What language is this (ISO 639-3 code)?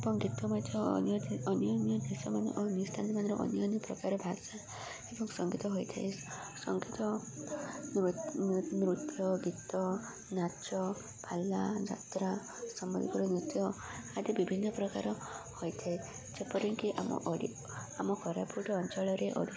ori